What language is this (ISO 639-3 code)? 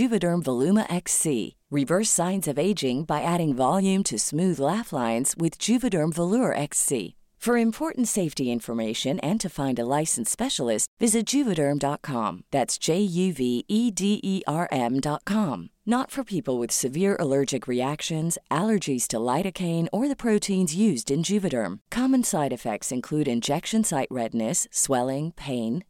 fil